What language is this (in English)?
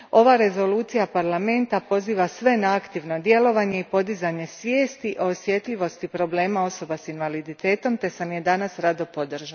Croatian